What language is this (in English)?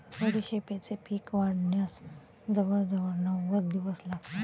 Marathi